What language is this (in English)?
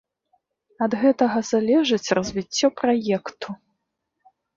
Belarusian